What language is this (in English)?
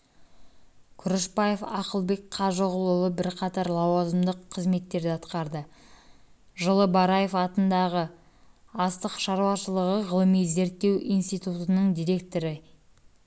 Kazakh